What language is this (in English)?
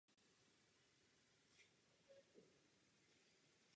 Czech